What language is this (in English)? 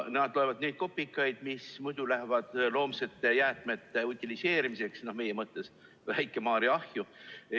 Estonian